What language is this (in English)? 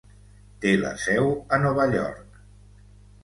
Catalan